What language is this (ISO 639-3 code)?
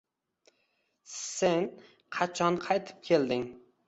uzb